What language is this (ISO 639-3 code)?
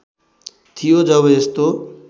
nep